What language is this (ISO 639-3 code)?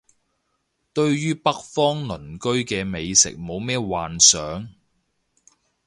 yue